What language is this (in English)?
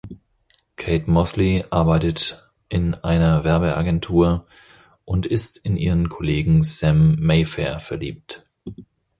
German